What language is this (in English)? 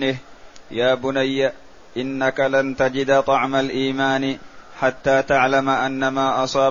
Arabic